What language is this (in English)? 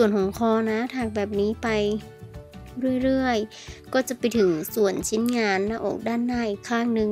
Thai